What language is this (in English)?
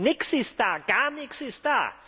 German